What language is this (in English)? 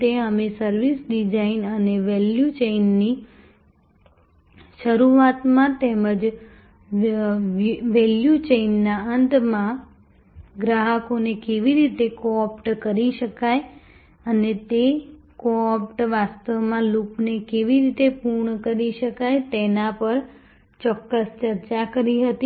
Gujarati